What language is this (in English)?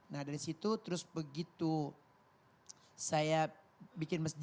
Indonesian